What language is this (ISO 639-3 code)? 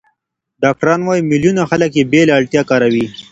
pus